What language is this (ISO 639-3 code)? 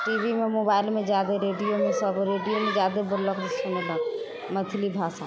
mai